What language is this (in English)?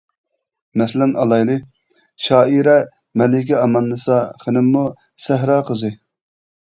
Uyghur